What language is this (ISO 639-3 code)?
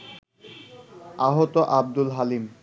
ben